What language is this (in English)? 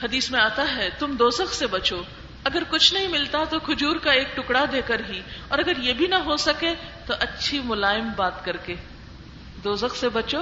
Urdu